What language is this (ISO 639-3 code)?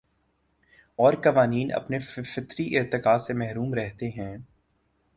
urd